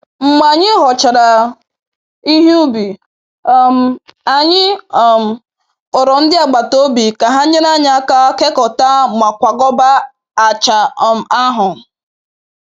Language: Igbo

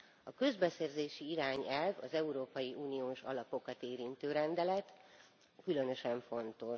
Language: Hungarian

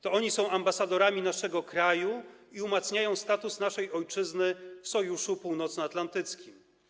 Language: Polish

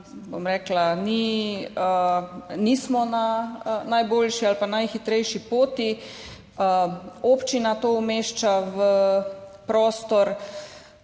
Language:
Slovenian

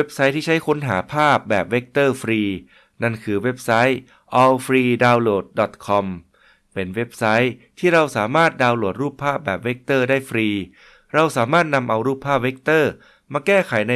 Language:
Thai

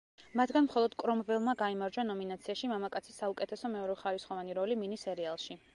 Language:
Georgian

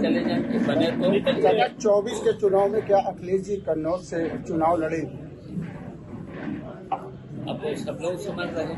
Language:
Hindi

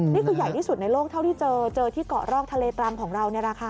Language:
Thai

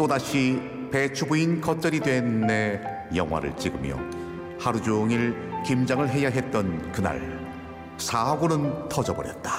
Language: Korean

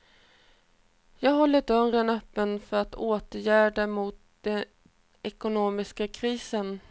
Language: Swedish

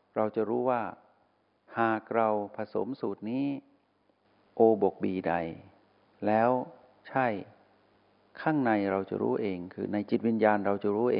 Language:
Thai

